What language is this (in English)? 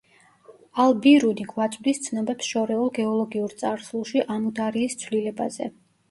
Georgian